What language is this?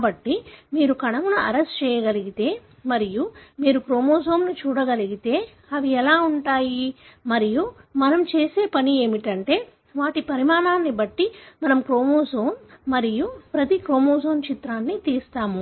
Telugu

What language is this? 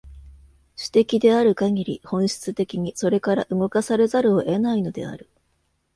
Japanese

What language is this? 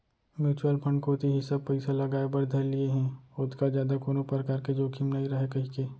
Chhattisgarhi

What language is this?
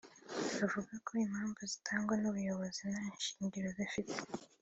Kinyarwanda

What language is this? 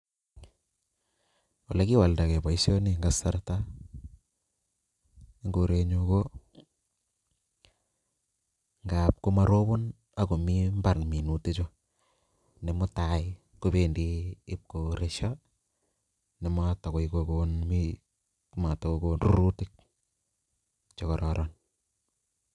Kalenjin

